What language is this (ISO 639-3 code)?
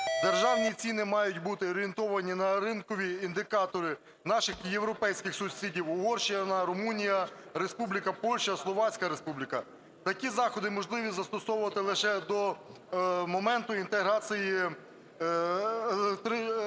ukr